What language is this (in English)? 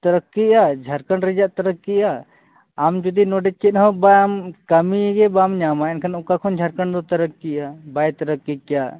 Santali